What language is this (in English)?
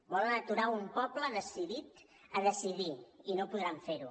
Catalan